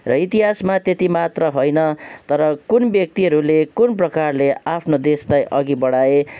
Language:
Nepali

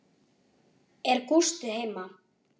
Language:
Icelandic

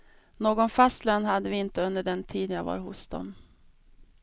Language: Swedish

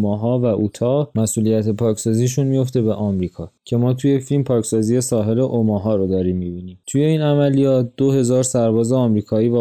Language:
Persian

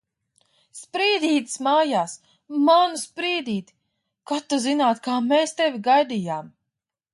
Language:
Latvian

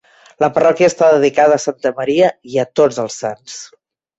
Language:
Catalan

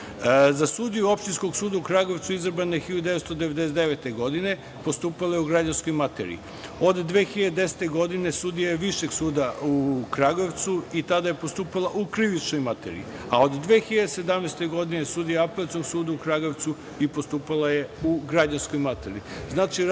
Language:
Serbian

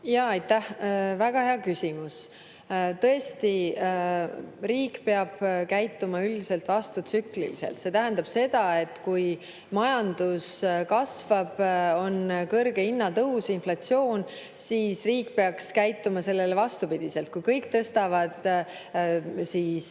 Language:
Estonian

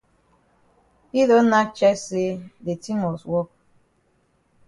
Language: Cameroon Pidgin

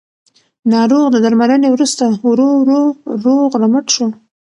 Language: Pashto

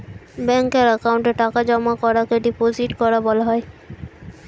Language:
Bangla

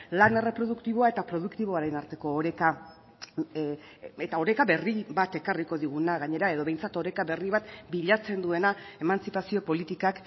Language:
Basque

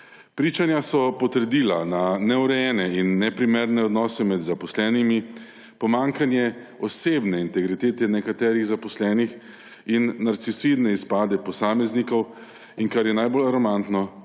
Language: Slovenian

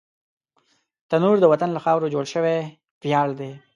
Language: Pashto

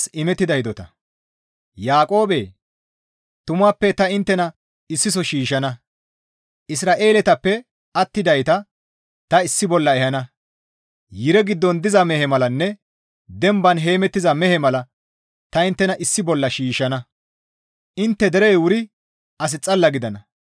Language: Gamo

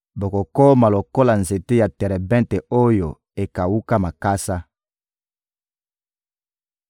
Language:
Lingala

